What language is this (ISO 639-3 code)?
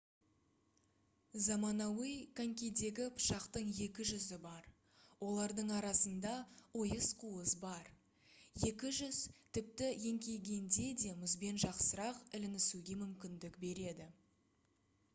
kaz